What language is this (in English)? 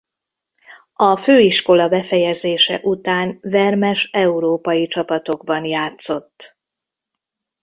Hungarian